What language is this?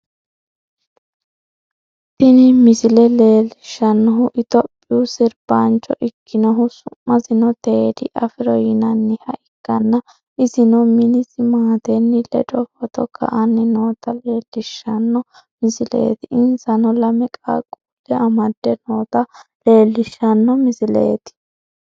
Sidamo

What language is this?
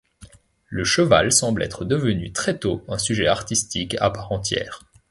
French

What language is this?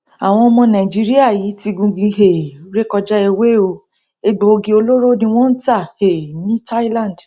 Yoruba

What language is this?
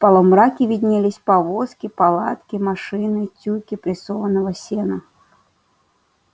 Russian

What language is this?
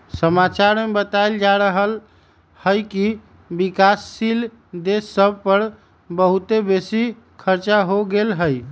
Magahi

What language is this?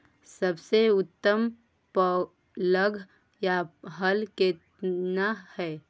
Maithili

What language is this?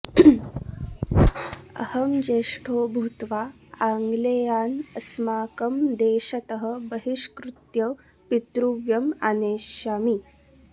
Sanskrit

